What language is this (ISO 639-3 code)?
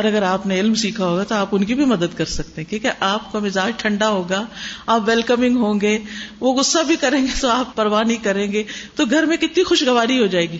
urd